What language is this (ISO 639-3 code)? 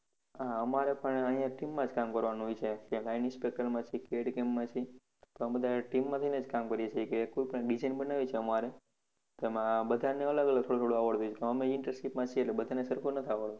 guj